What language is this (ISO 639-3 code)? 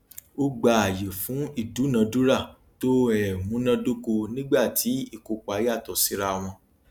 yor